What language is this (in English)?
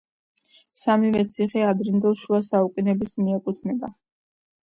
Georgian